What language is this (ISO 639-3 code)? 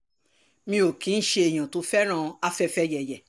yor